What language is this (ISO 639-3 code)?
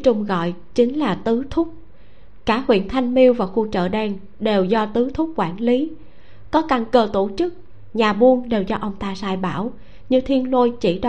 vie